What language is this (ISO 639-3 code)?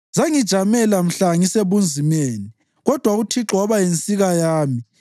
nde